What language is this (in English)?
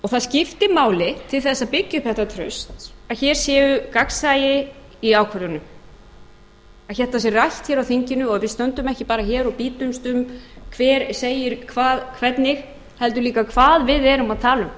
Icelandic